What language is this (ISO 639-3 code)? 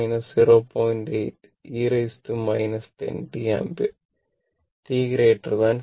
mal